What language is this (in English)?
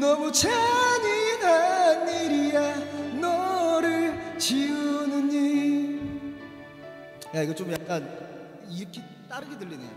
Korean